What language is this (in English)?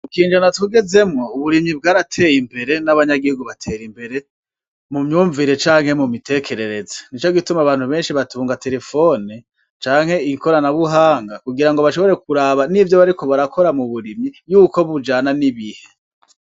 Rundi